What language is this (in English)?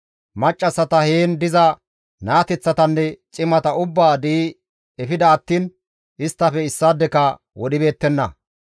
Gamo